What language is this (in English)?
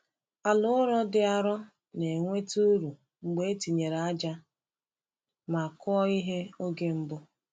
Igbo